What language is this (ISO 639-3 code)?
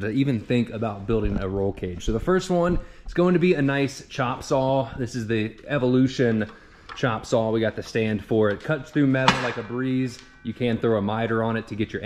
eng